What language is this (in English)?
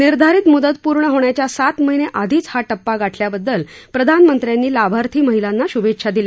Marathi